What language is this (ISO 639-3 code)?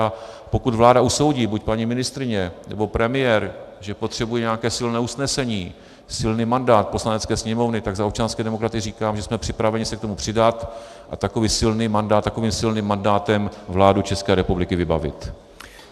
ces